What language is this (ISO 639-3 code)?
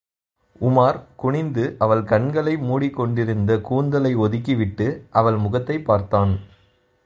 tam